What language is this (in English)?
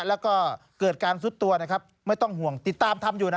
Thai